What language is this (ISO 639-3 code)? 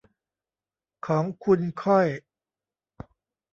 tha